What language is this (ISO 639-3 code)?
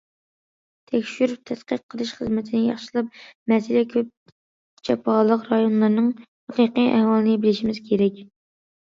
uig